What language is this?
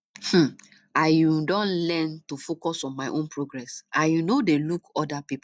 Nigerian Pidgin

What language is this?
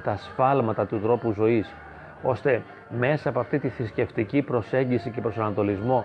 Greek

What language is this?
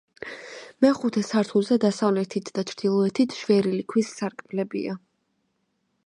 Georgian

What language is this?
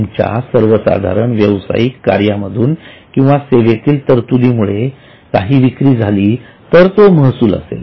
Marathi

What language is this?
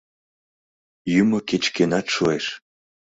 Mari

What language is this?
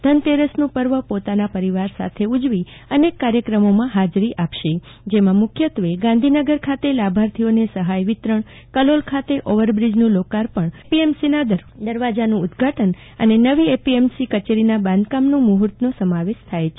Gujarati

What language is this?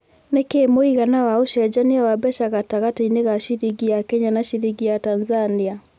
Kikuyu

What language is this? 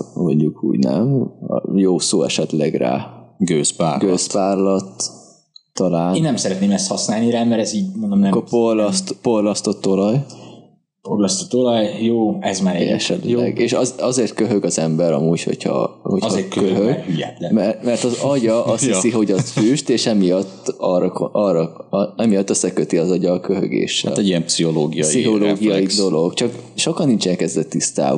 Hungarian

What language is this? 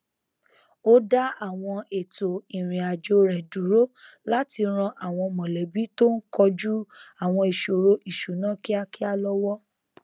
Yoruba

